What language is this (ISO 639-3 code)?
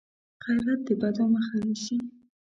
pus